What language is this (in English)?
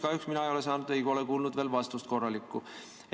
Estonian